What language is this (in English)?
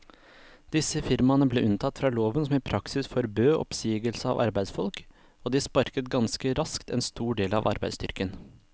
Norwegian